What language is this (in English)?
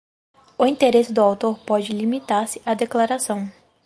Portuguese